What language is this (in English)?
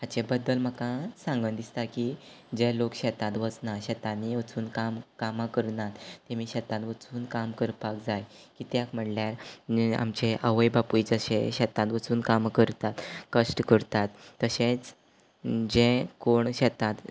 Konkani